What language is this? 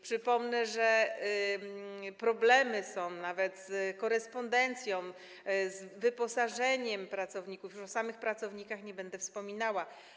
Polish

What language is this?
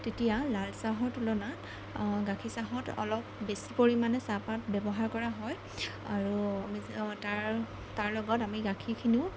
Assamese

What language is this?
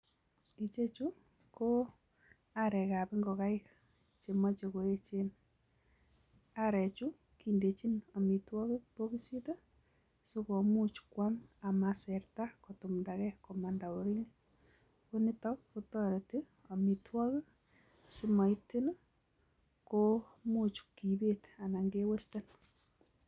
Kalenjin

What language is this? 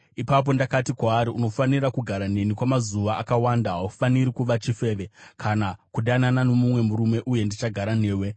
Shona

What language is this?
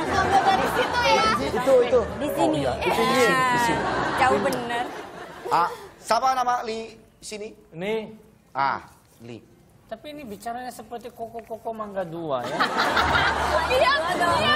Indonesian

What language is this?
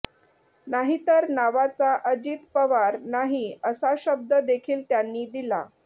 Marathi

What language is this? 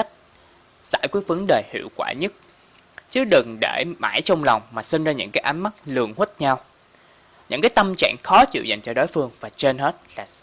Vietnamese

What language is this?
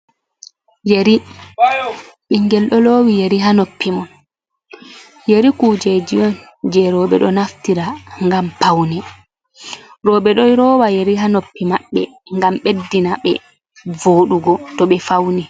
Fula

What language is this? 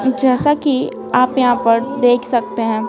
Hindi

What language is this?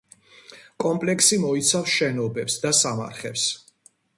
Georgian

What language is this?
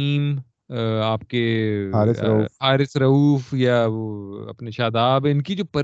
Urdu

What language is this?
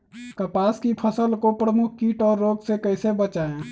Magahi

